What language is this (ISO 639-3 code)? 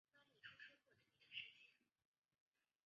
zho